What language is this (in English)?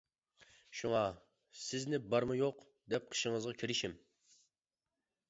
Uyghur